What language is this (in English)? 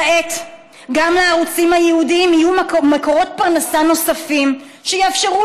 Hebrew